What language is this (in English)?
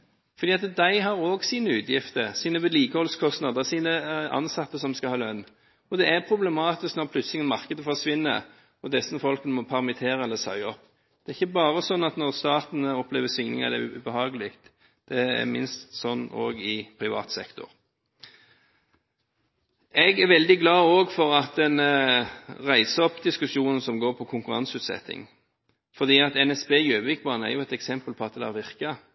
Norwegian Bokmål